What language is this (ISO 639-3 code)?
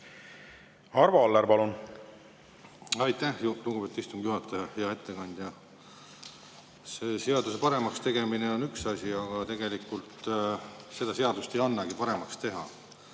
est